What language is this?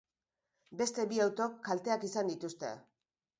Basque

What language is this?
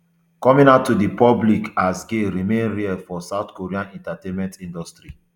Nigerian Pidgin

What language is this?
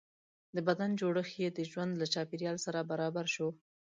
Pashto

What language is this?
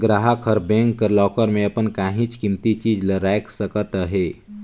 Chhattisgarhi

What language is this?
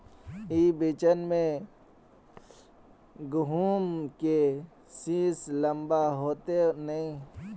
Magahi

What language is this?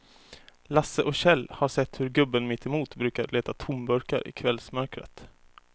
Swedish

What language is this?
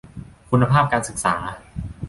Thai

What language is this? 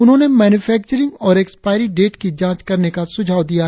Hindi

